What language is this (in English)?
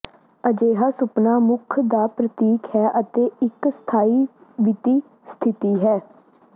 Punjabi